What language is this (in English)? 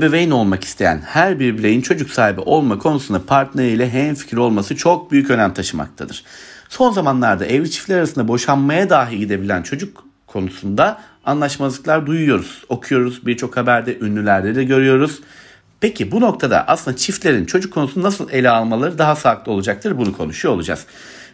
Turkish